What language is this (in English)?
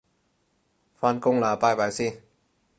Cantonese